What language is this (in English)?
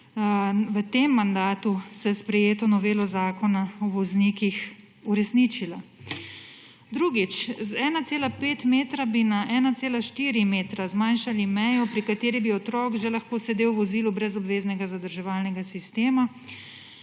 Slovenian